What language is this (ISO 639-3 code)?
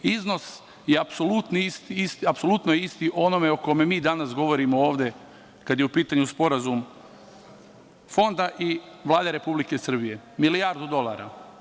srp